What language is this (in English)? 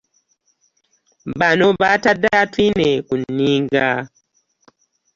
Ganda